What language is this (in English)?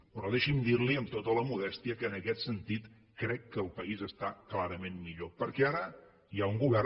Catalan